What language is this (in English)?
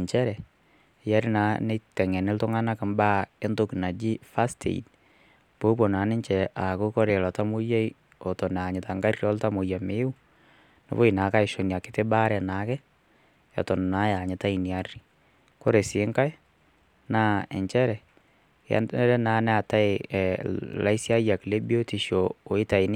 Masai